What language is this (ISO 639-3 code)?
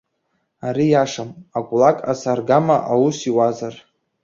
abk